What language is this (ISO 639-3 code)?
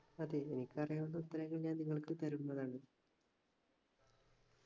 mal